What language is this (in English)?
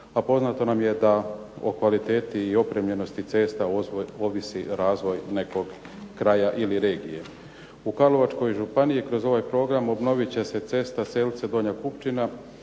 Croatian